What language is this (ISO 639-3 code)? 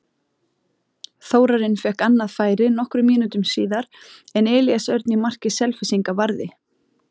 isl